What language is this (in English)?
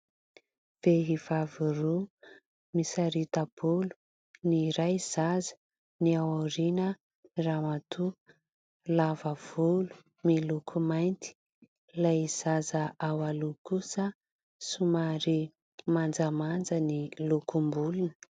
Malagasy